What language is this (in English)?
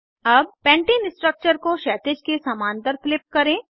Hindi